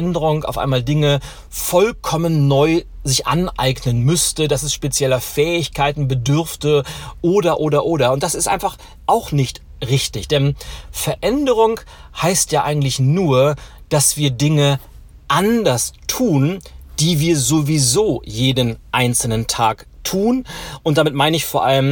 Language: German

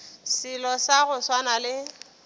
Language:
Northern Sotho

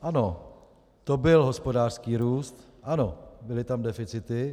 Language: Czech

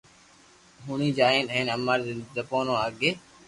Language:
Loarki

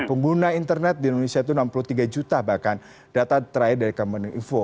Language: Indonesian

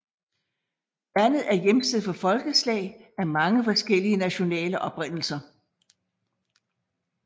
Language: Danish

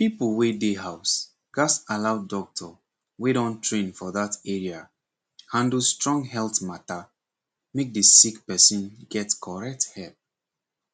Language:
Nigerian Pidgin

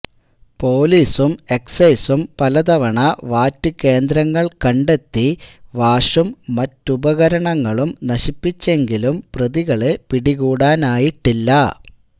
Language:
Malayalam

